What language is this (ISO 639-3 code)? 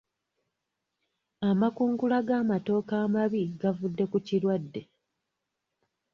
lug